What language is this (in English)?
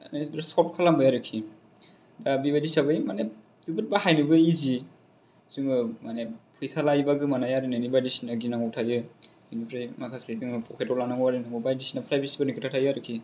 Bodo